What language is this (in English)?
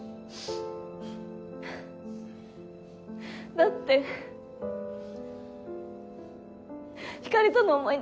Japanese